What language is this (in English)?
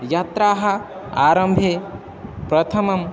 Sanskrit